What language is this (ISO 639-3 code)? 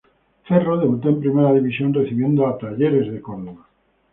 spa